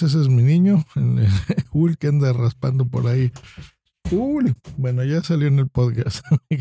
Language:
Spanish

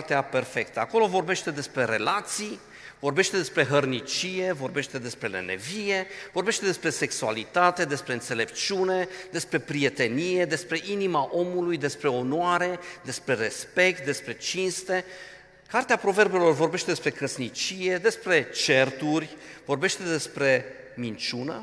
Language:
Romanian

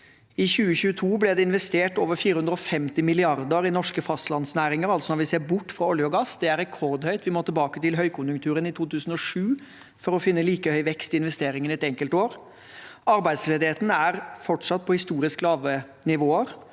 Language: Norwegian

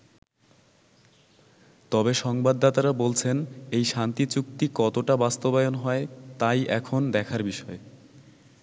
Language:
Bangla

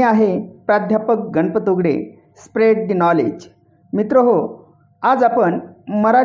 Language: Marathi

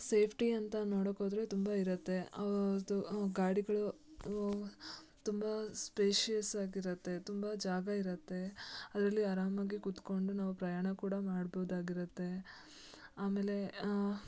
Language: Kannada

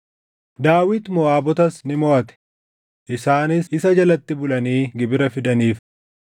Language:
Oromo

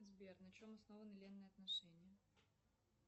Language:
Russian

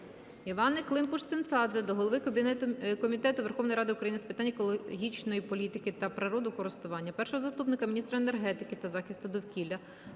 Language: Ukrainian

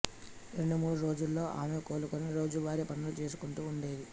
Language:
Telugu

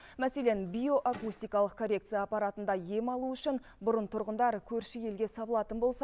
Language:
Kazakh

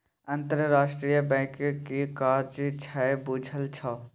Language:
Maithili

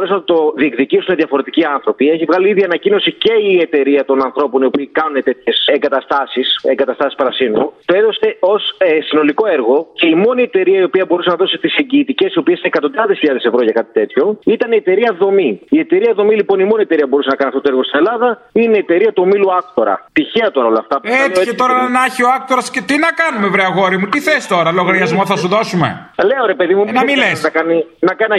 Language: Greek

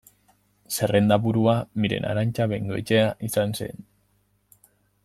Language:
Basque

